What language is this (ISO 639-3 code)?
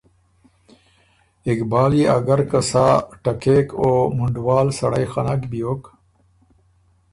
oru